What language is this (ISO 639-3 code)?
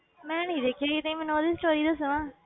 pan